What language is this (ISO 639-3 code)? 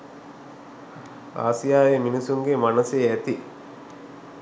sin